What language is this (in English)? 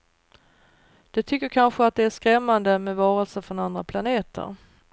Swedish